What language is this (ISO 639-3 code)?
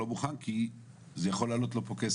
heb